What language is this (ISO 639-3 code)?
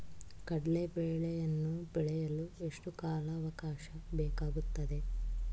kan